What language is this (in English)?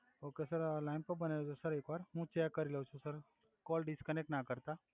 Gujarati